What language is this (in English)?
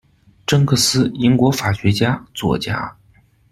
Chinese